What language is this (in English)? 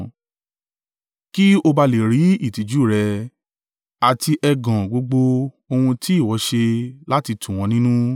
Yoruba